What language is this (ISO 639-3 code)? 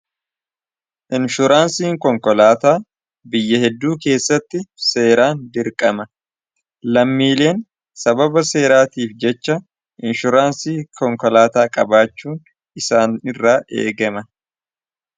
orm